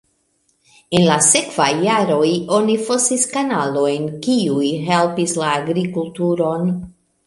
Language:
Esperanto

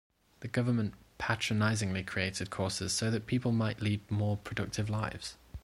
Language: English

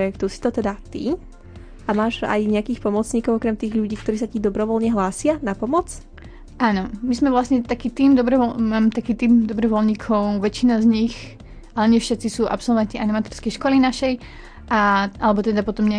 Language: Slovak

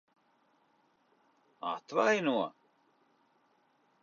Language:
Latvian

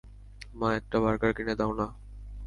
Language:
Bangla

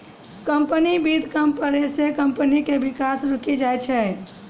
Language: Maithili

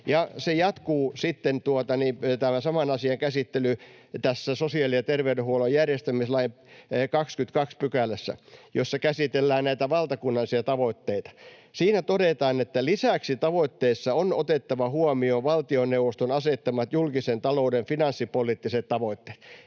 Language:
Finnish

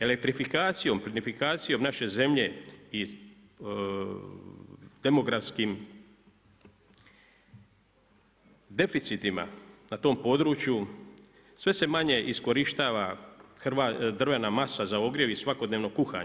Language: Croatian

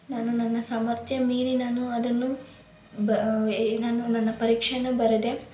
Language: Kannada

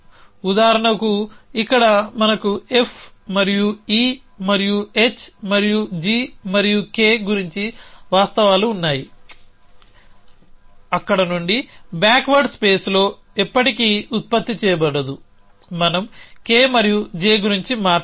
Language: Telugu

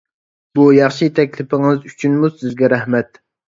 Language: Uyghur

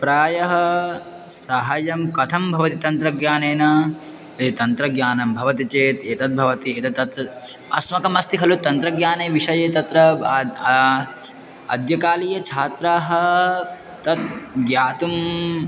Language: Sanskrit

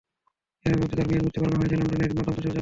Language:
Bangla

